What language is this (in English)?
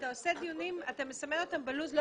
Hebrew